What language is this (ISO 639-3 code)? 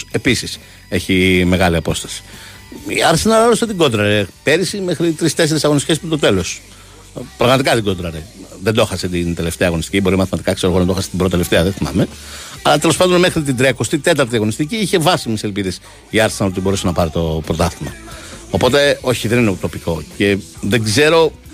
ell